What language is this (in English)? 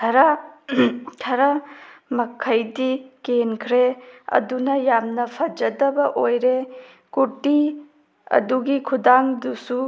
Manipuri